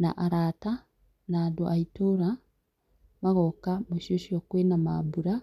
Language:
Kikuyu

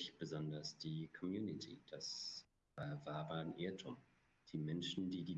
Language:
German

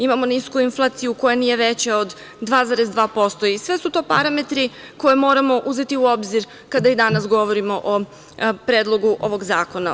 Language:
Serbian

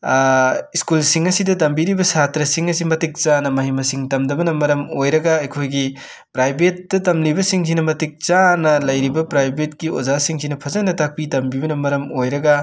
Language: Manipuri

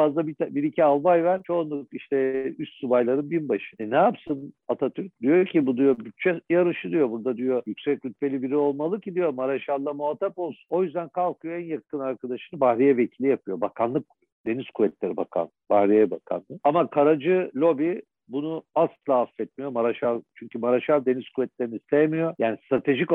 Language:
Turkish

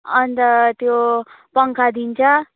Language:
Nepali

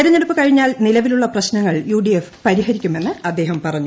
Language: Malayalam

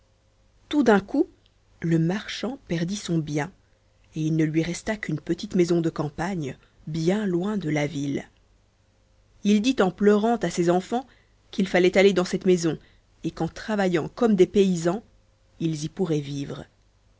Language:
French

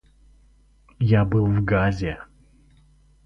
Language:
Russian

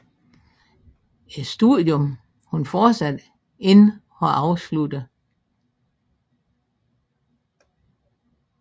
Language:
Danish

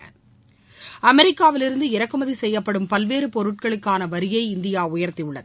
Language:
Tamil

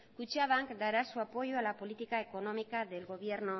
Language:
Spanish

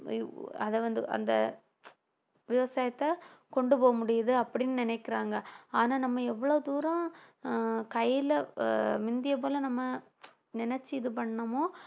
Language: Tamil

